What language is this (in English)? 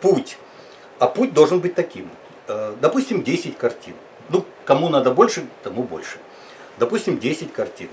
Russian